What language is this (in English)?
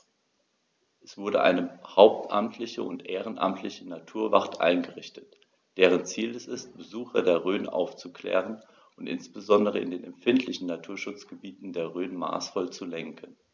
German